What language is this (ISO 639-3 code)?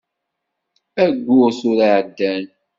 kab